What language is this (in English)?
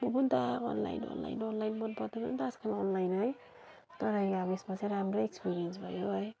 Nepali